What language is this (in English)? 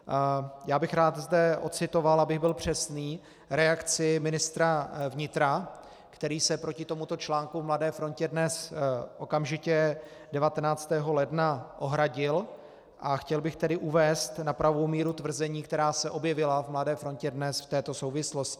Czech